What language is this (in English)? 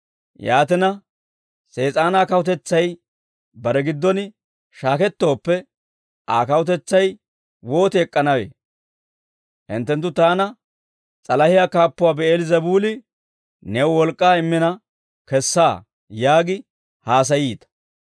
Dawro